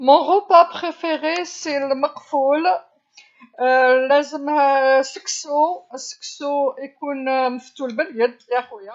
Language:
Algerian Arabic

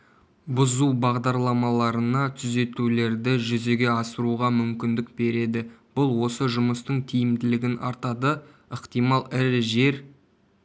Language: Kazakh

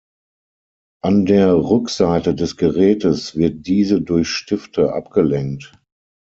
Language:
German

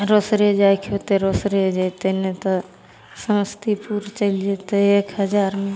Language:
Maithili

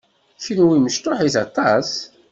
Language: Kabyle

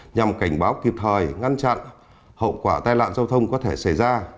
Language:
Vietnamese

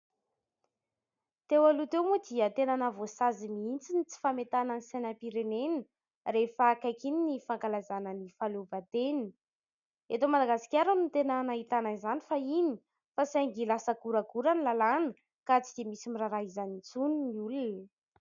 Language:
Malagasy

